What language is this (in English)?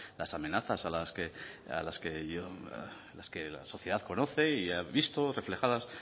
Spanish